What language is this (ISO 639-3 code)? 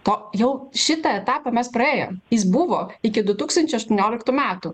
lit